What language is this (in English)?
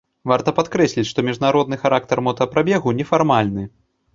Belarusian